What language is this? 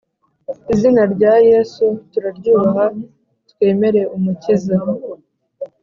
Kinyarwanda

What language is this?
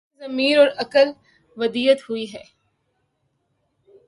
Urdu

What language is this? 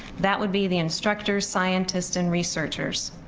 English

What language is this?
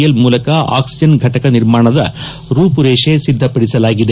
Kannada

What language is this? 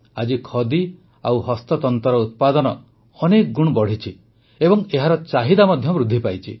Odia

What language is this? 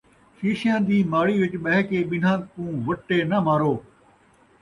Saraiki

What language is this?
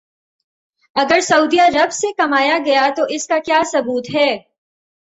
Urdu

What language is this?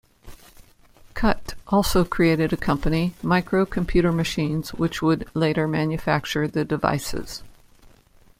English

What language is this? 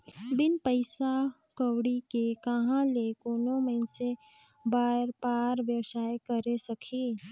Chhattisgarhi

